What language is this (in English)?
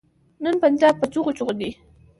Pashto